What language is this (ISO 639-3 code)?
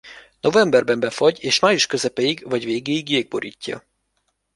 hun